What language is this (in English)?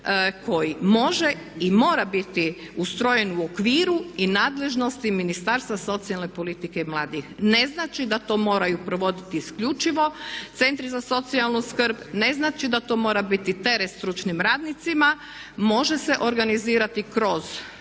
Croatian